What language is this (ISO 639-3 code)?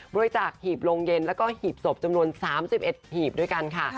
tha